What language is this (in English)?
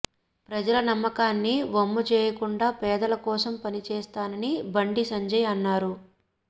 Telugu